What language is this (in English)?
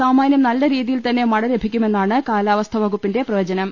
Malayalam